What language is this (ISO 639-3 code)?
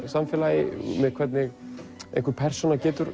isl